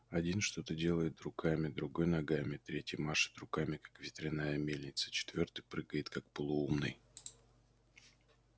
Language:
Russian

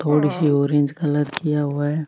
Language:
Marwari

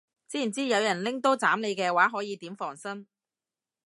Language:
Cantonese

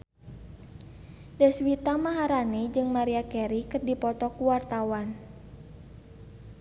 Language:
Sundanese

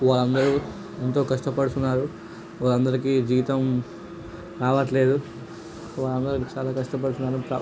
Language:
Telugu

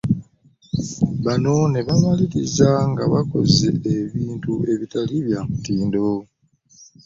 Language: Ganda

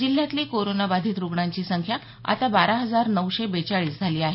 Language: Marathi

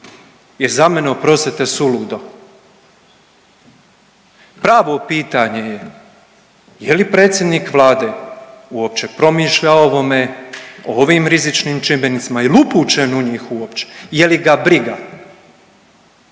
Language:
Croatian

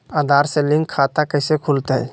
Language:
Magahi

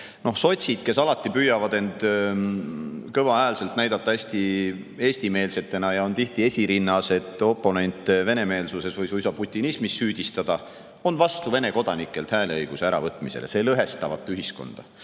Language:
Estonian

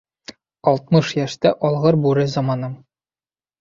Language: Bashkir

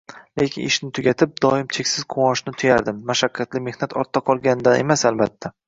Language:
Uzbek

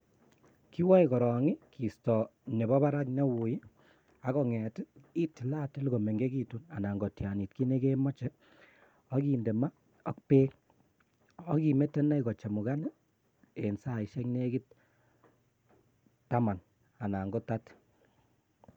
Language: Kalenjin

